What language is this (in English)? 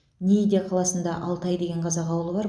Kazakh